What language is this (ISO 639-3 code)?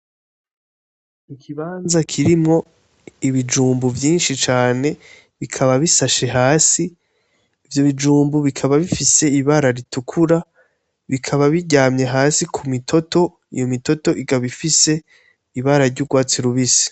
run